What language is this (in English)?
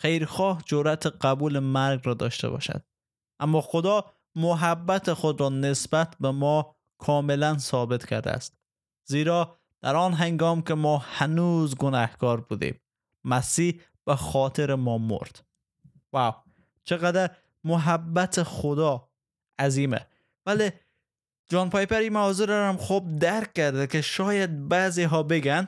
Persian